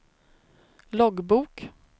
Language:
Swedish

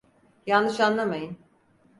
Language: Turkish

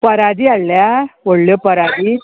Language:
Konkani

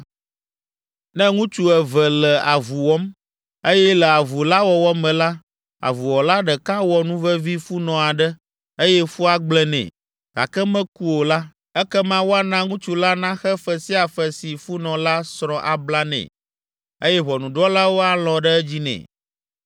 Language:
Ewe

